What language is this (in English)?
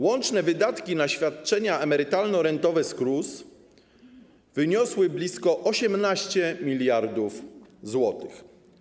Polish